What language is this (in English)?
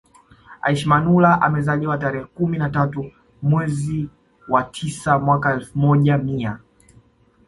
Swahili